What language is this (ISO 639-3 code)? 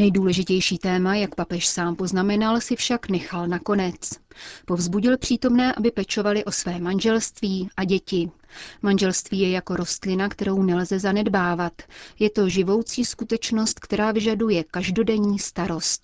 ces